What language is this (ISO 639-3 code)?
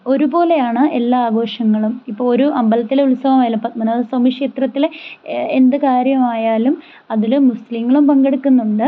mal